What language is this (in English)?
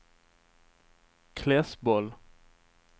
Swedish